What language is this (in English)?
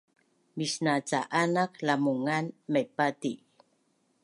Bunun